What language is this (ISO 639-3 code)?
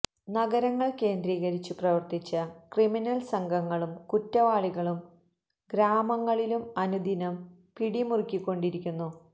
mal